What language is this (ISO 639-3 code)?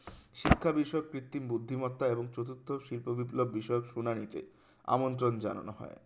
ben